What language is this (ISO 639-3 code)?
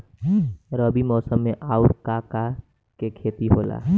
bho